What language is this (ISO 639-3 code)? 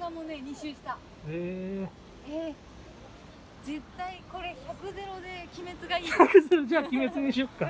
jpn